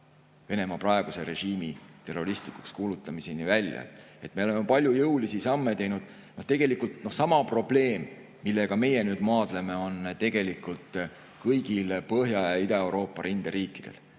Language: Estonian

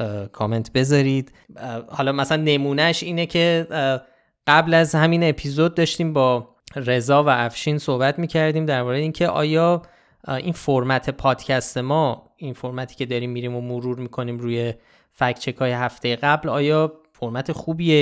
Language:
Persian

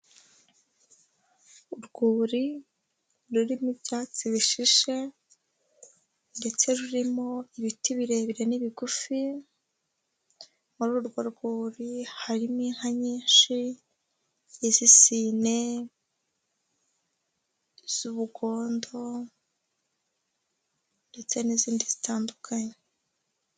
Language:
Kinyarwanda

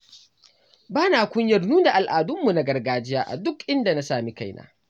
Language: Hausa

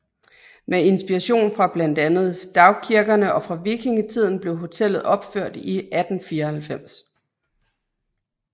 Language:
Danish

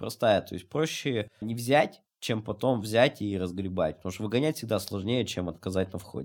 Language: Russian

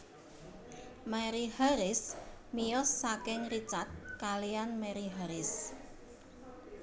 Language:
Javanese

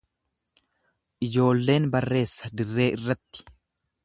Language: Oromo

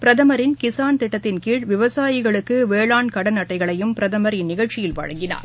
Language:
Tamil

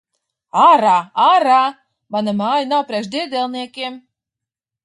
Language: Latvian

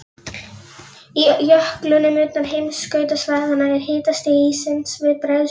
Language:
Icelandic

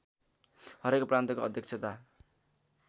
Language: Nepali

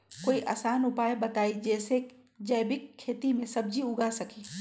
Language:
Magahi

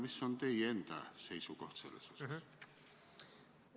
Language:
Estonian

